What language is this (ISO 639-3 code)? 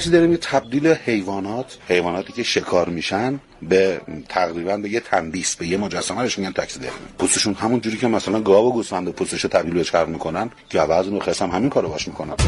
fas